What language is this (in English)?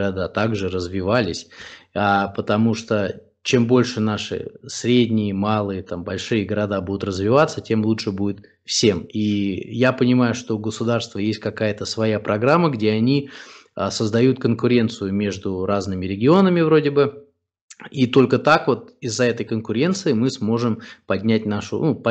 Russian